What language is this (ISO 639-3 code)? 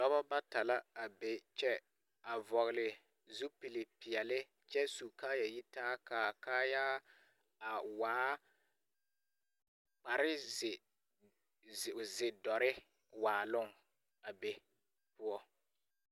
dga